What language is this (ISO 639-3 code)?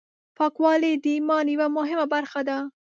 pus